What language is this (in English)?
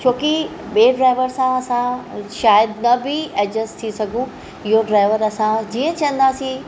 Sindhi